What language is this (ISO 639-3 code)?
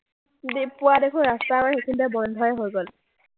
asm